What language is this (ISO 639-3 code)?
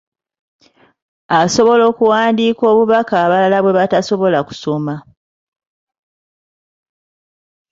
lug